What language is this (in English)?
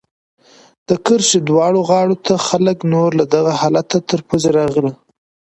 Pashto